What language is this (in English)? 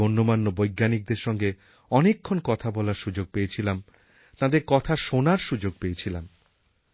Bangla